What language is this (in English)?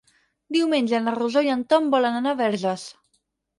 Catalan